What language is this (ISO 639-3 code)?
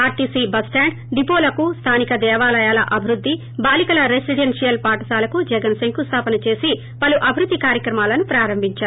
tel